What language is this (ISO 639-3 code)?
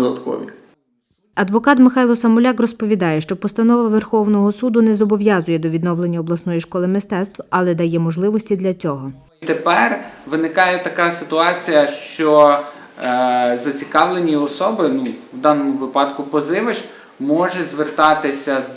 ukr